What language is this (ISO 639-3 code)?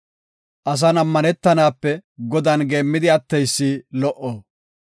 gof